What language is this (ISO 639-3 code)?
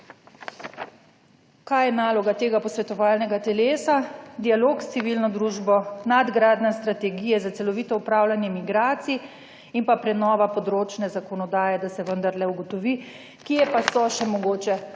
slv